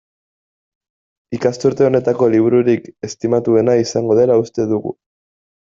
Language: Basque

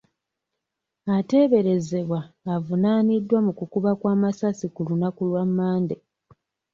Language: Ganda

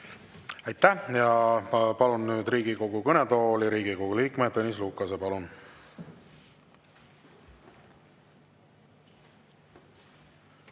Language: Estonian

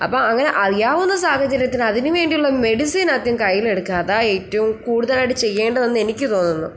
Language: Malayalam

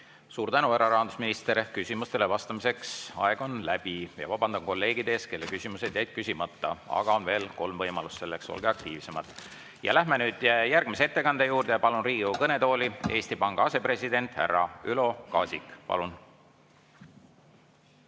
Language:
Estonian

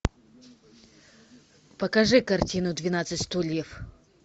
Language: Russian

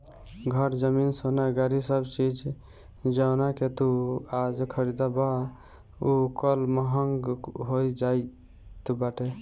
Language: Bhojpuri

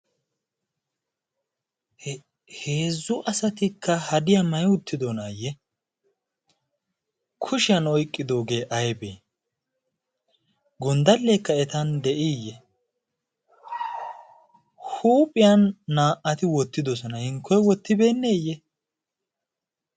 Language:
Wolaytta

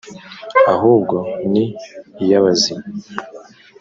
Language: Kinyarwanda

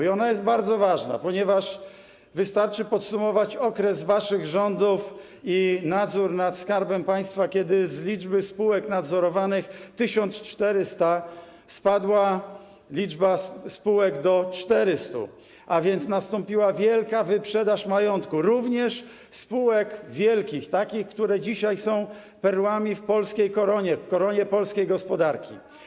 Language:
Polish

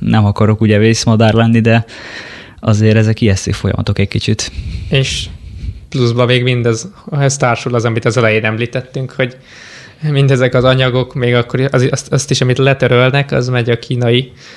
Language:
Hungarian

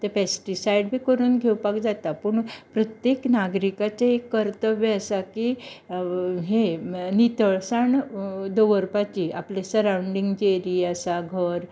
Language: Konkani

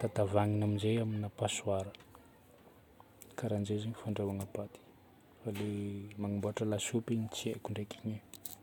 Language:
Northern Betsimisaraka Malagasy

